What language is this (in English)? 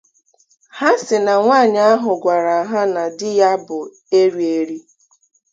Igbo